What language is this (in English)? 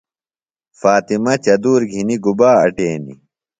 Phalura